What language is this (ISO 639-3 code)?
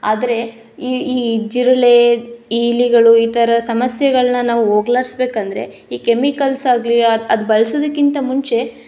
kan